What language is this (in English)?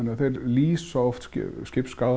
Icelandic